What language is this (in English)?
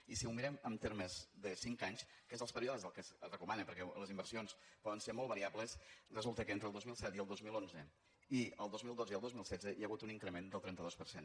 Catalan